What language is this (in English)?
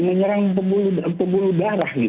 Indonesian